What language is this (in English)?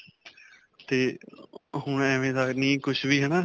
Punjabi